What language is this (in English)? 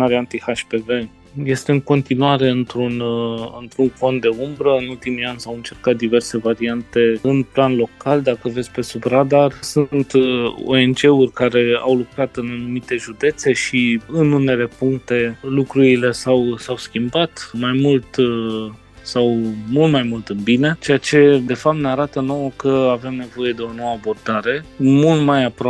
Romanian